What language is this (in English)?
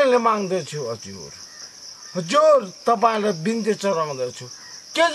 Thai